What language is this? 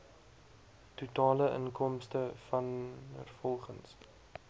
Afrikaans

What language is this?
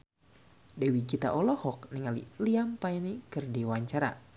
Sundanese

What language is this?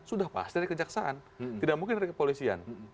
Indonesian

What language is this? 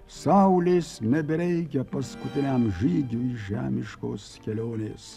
Lithuanian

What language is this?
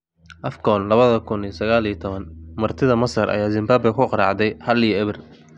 Somali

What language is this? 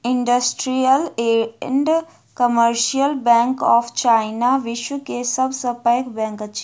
Maithili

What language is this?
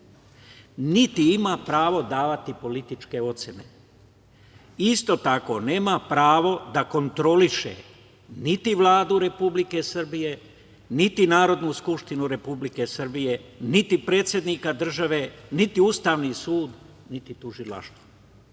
Serbian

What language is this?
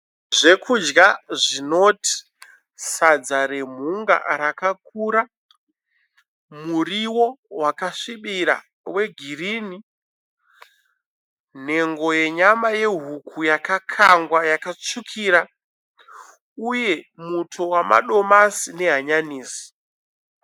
Shona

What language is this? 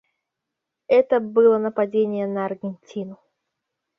Russian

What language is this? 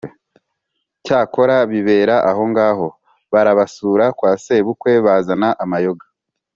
Kinyarwanda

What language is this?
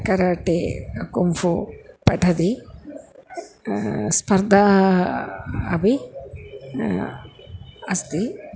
Sanskrit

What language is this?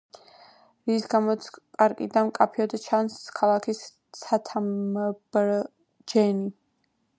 Georgian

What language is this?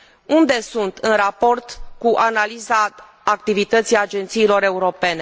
Romanian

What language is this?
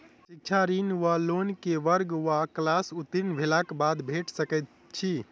Maithili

